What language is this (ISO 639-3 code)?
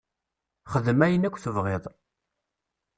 kab